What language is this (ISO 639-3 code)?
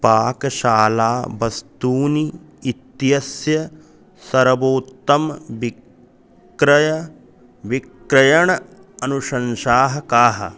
san